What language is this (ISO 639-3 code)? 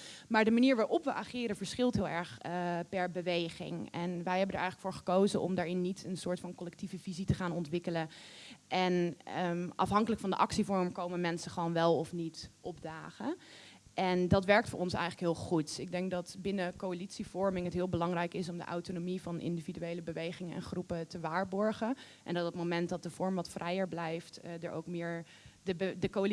nld